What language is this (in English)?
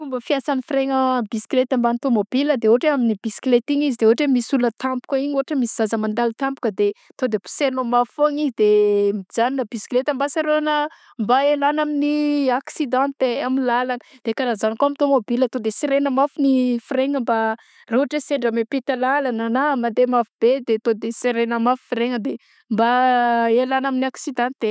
Southern Betsimisaraka Malagasy